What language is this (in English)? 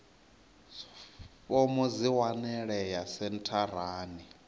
Venda